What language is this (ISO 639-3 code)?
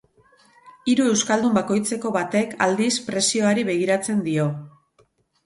eus